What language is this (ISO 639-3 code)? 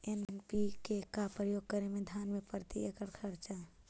mag